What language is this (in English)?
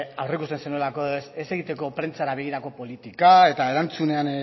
Basque